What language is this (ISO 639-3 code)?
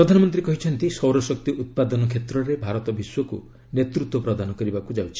ori